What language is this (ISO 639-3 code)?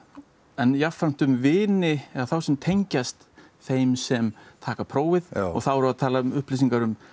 isl